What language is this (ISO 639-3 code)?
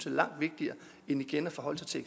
dan